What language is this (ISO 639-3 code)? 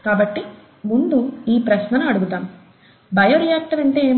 tel